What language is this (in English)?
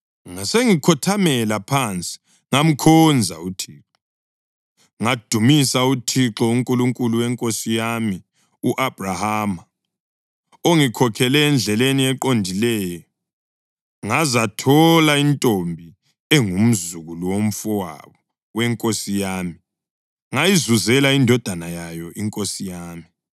North Ndebele